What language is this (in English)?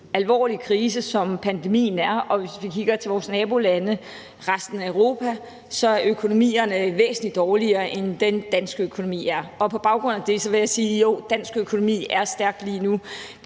Danish